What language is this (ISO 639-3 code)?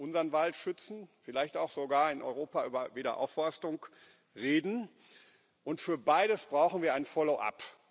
deu